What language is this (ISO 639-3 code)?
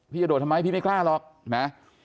tha